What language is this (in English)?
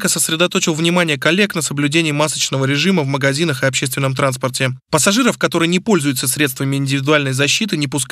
Russian